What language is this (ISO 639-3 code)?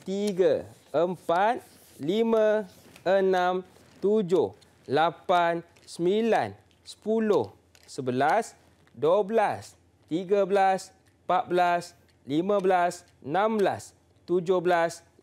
msa